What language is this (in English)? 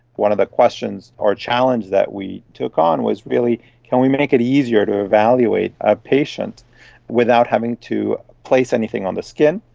English